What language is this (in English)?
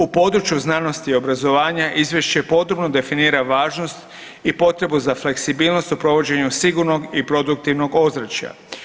Croatian